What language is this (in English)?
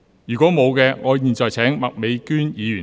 Cantonese